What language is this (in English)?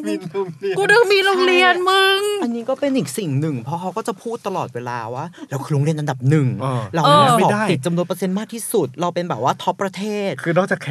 Thai